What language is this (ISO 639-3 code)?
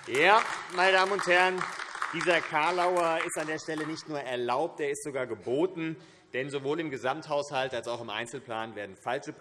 deu